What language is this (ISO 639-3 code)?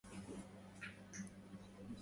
ara